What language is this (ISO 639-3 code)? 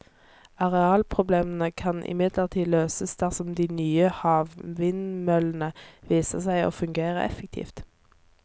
nor